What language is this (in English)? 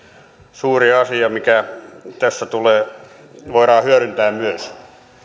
Finnish